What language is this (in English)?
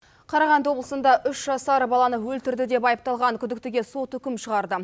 Kazakh